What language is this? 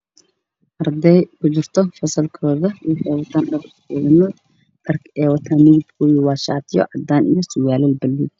Somali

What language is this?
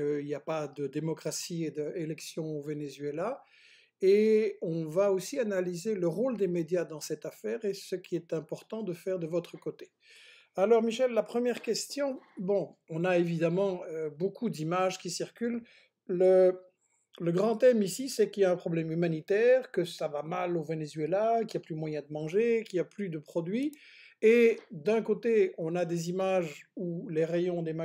French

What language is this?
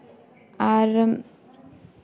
Santali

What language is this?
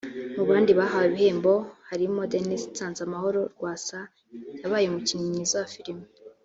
Kinyarwanda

